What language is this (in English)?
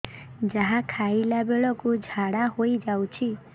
Odia